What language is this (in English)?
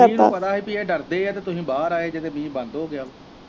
Punjabi